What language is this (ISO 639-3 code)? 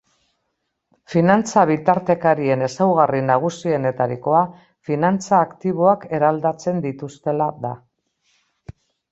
eus